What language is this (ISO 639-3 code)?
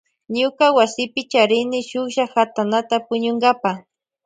qvj